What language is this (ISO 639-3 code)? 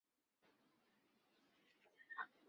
zho